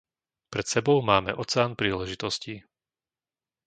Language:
Slovak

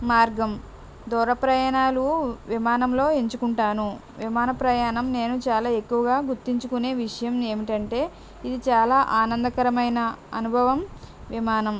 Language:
Telugu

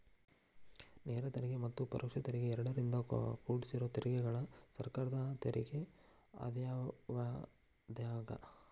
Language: Kannada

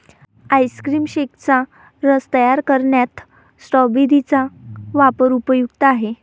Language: Marathi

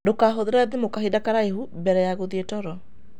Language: Kikuyu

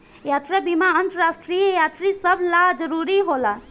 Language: Bhojpuri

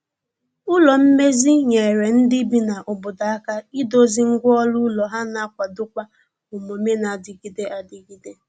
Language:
Igbo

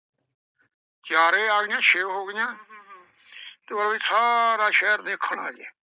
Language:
Punjabi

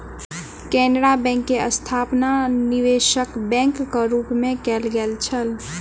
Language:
Maithili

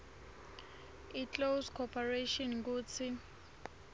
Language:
Swati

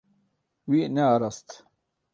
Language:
Kurdish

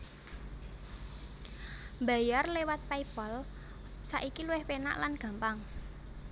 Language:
Javanese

